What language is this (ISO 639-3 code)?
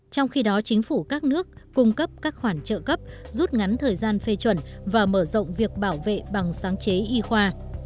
vie